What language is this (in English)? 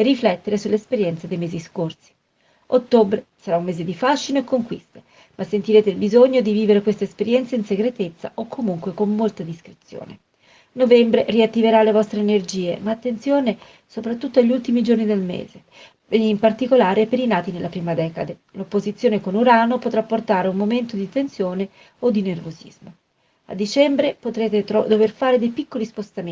Italian